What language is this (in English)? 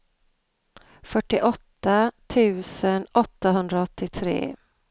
Swedish